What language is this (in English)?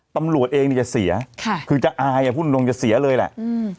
Thai